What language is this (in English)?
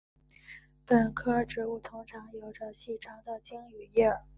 Chinese